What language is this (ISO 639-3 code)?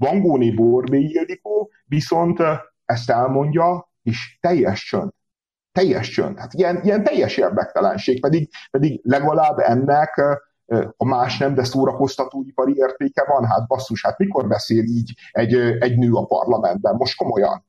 hun